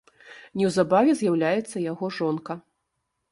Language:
Belarusian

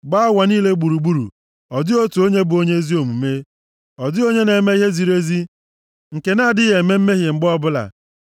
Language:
Igbo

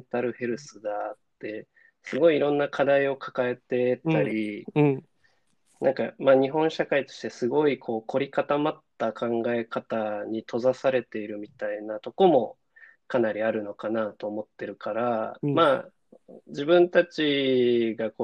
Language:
Japanese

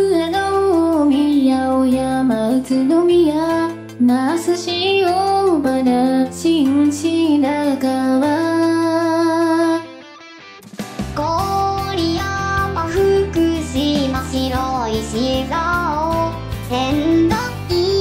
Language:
Japanese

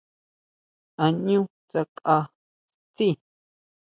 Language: Huautla Mazatec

